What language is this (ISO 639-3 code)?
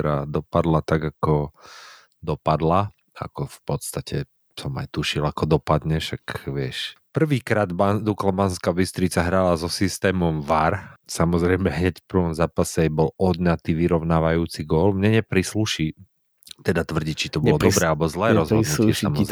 slk